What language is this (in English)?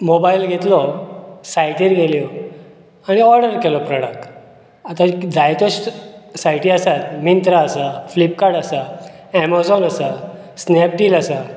Konkani